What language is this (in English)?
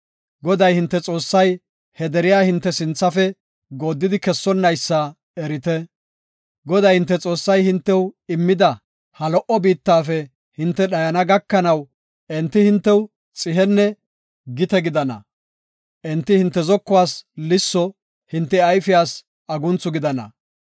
Gofa